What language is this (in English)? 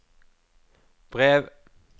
Norwegian